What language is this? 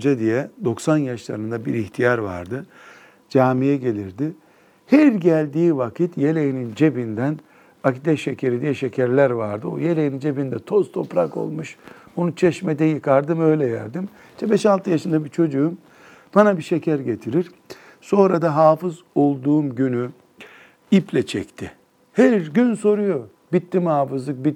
Turkish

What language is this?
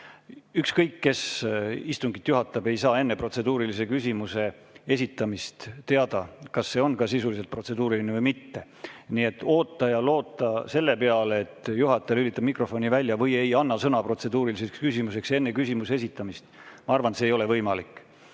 Estonian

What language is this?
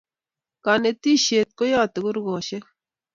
Kalenjin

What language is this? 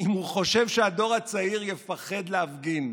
Hebrew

